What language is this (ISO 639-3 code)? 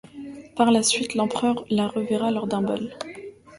fra